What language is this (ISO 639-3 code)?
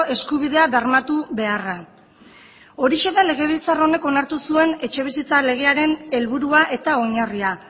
eus